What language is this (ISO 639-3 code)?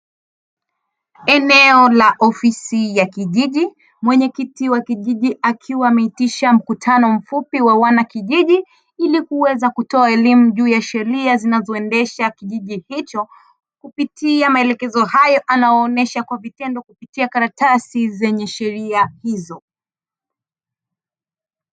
swa